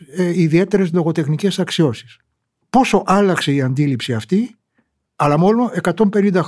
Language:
Greek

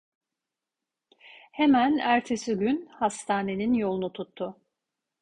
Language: Turkish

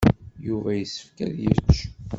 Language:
Kabyle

